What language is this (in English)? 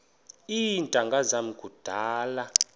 Xhosa